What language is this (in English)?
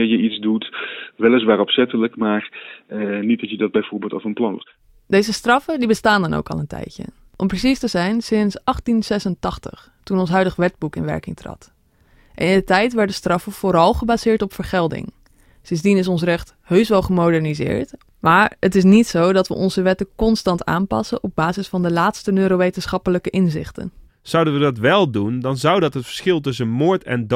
Dutch